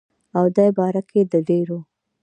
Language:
Pashto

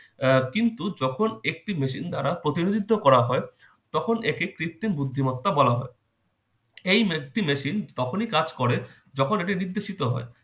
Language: Bangla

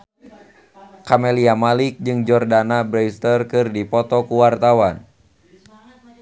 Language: Sundanese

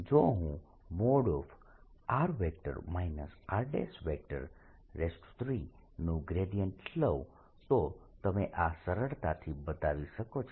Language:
Gujarati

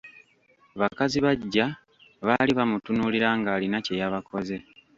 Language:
Ganda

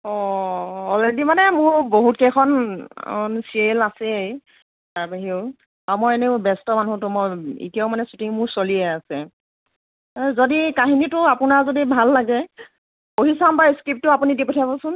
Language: Assamese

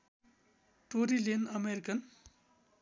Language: Nepali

